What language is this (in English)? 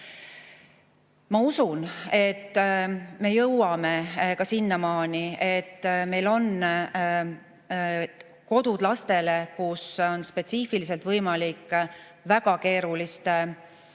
Estonian